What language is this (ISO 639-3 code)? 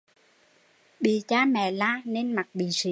vie